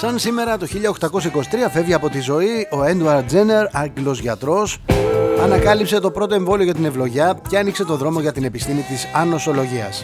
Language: Greek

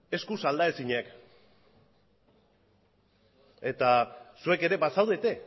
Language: Basque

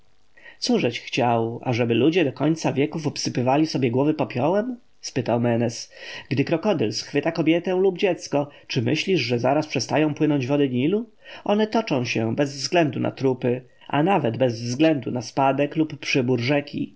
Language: Polish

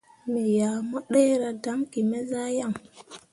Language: Mundang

